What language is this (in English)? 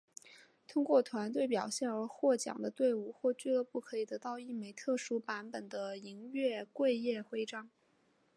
Chinese